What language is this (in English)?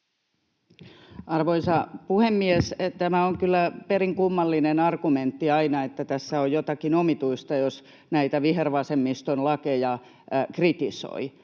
Finnish